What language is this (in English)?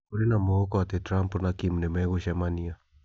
Kikuyu